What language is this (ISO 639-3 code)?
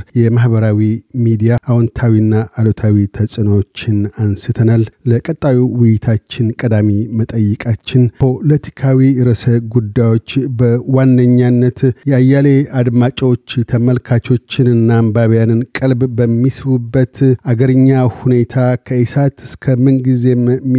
amh